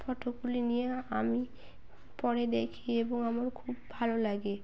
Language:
Bangla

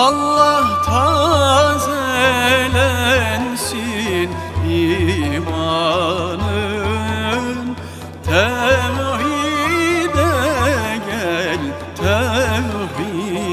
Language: Turkish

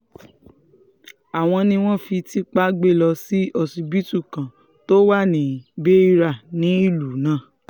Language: Yoruba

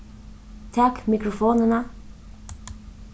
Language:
Faroese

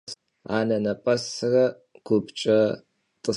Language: Kabardian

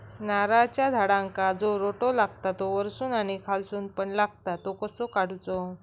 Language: Marathi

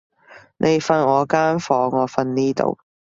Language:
Cantonese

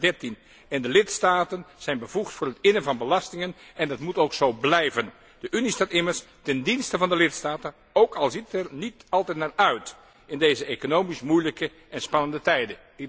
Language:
Dutch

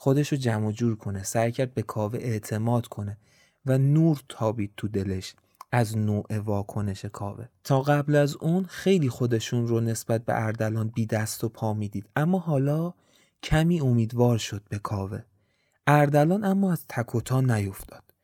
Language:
Persian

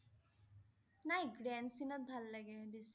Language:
Assamese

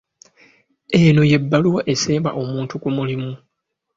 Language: Ganda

